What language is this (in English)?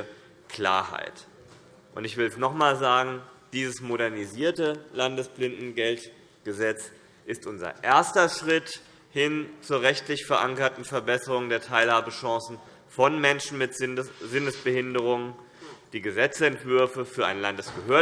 German